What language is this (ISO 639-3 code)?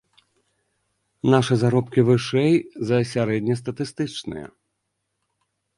bel